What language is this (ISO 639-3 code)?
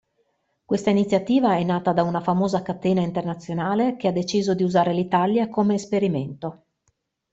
ita